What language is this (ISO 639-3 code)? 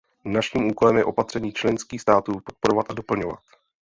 ces